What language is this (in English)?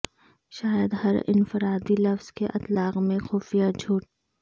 Urdu